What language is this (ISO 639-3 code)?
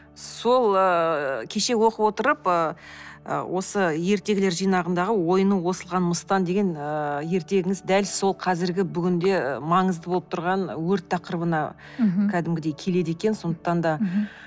kaz